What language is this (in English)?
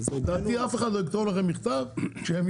Hebrew